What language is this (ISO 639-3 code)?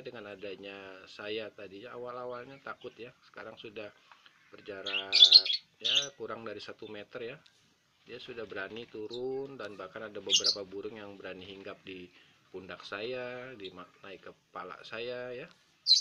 ind